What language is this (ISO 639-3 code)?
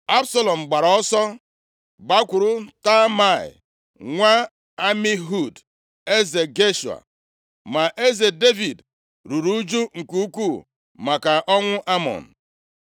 ibo